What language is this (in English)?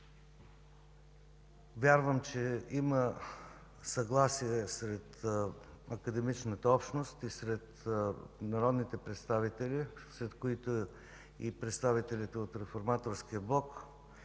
Bulgarian